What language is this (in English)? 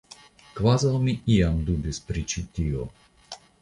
Esperanto